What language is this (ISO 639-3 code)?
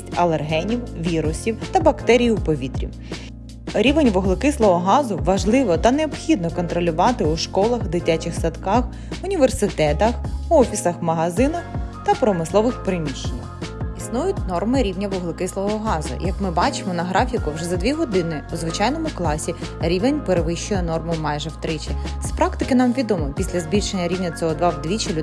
ukr